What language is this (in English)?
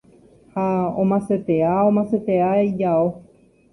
Guarani